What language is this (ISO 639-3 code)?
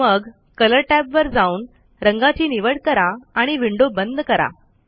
mar